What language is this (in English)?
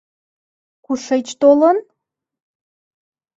Mari